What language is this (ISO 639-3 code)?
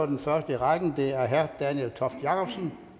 dan